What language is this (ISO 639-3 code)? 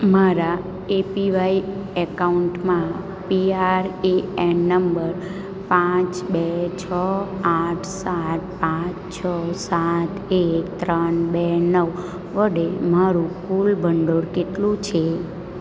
guj